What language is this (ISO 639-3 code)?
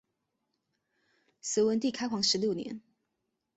zho